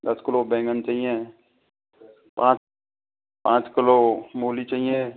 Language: Hindi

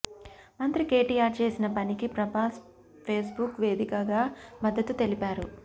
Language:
Telugu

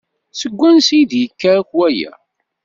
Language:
Kabyle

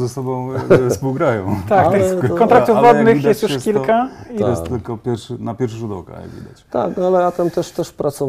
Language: Polish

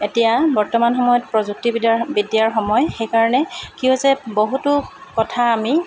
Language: Assamese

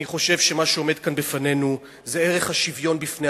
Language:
Hebrew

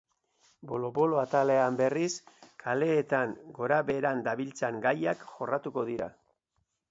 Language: Basque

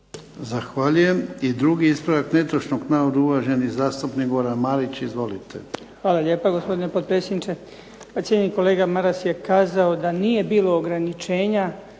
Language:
Croatian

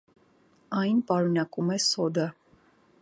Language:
Armenian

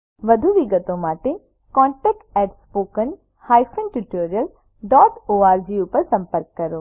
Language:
Gujarati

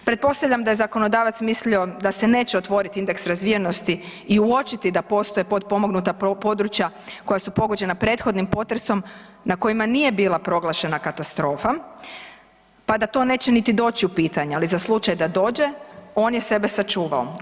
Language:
Croatian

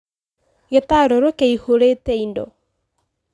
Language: Kikuyu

